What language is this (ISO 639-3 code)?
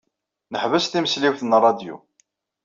kab